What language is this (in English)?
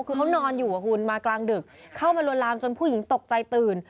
Thai